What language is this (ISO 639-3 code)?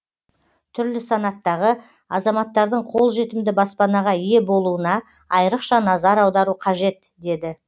kaz